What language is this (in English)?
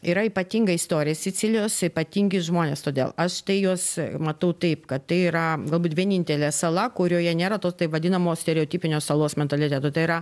Lithuanian